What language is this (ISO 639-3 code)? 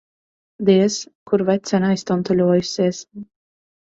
lav